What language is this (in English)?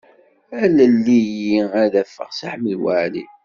Kabyle